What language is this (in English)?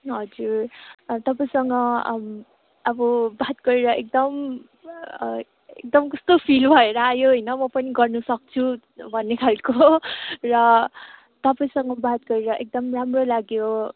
Nepali